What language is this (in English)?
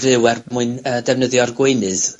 Welsh